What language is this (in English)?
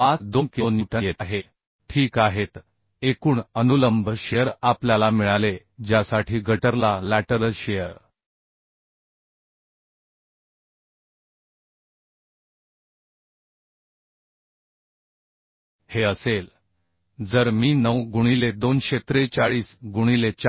Marathi